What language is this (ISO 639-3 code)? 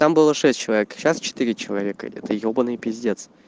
rus